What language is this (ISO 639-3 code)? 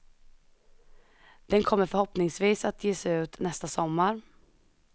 swe